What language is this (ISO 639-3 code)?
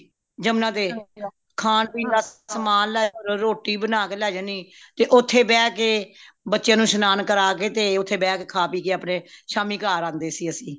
pan